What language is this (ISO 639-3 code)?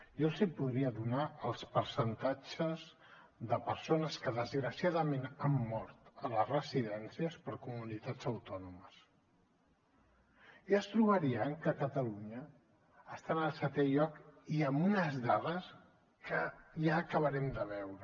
cat